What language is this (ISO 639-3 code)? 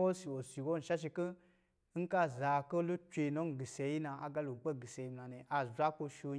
mgi